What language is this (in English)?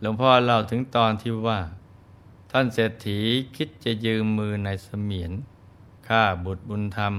Thai